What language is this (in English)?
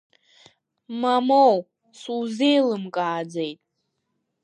Abkhazian